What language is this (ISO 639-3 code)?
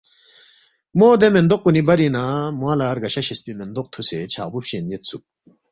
bft